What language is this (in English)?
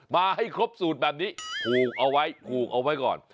Thai